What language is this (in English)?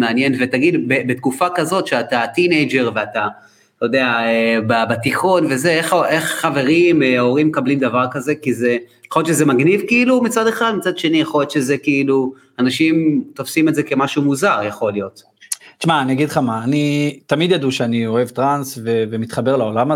Hebrew